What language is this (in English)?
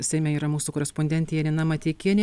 Lithuanian